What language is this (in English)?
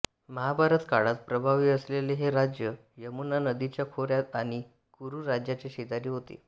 Marathi